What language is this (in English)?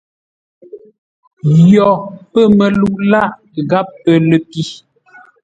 Ngombale